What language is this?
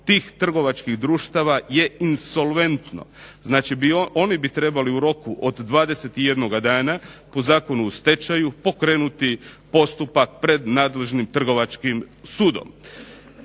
Croatian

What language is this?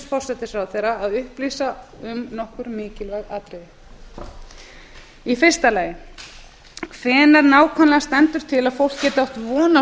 Icelandic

